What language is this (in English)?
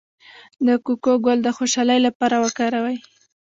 Pashto